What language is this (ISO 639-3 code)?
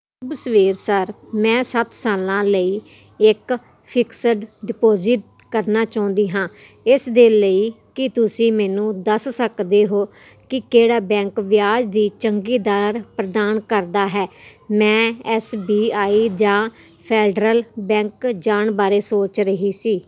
pan